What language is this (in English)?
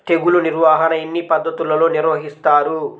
Telugu